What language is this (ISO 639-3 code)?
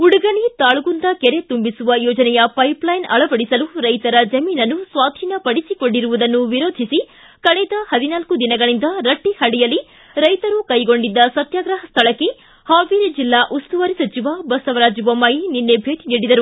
kan